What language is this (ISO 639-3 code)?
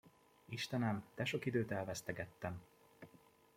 hun